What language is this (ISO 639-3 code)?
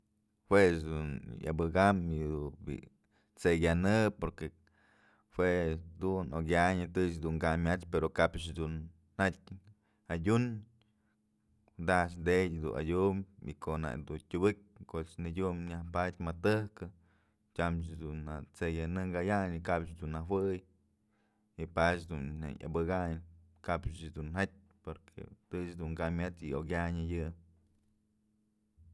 mzl